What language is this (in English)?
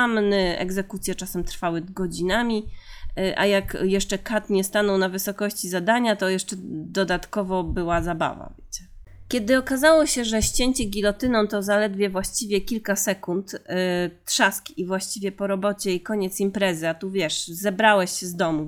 Polish